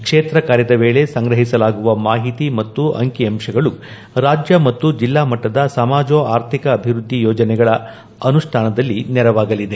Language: Kannada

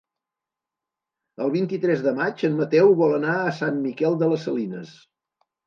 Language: Catalan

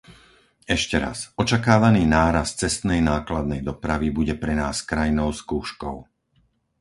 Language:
Slovak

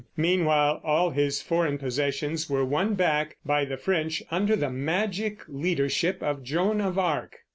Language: English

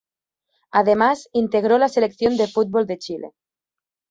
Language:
Spanish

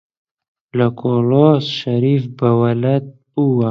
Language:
Central Kurdish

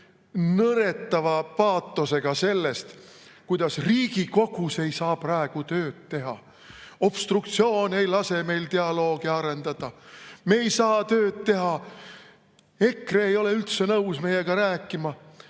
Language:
Estonian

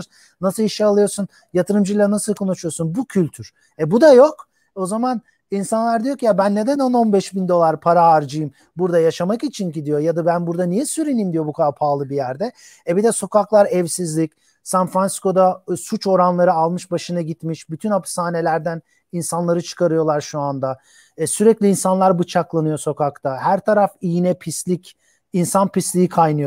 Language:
Turkish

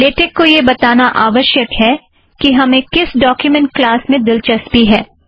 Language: Hindi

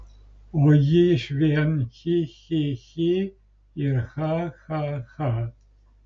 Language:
Lithuanian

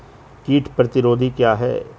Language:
Hindi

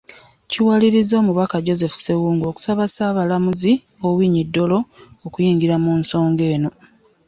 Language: Ganda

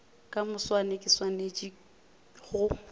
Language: Northern Sotho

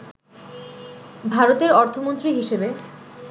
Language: Bangla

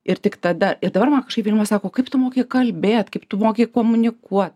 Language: Lithuanian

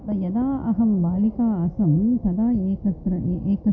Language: Sanskrit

